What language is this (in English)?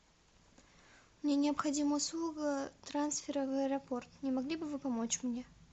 Russian